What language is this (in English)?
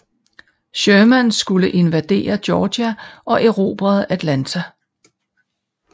Danish